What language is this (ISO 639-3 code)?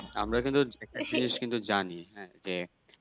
ben